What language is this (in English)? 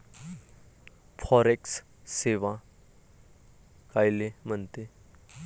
Marathi